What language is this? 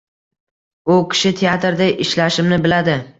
Uzbek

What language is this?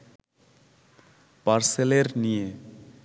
Bangla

